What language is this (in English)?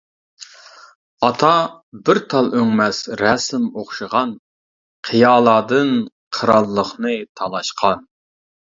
Uyghur